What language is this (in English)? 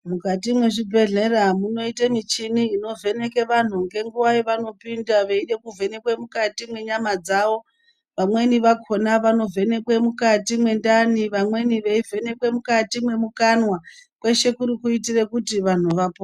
Ndau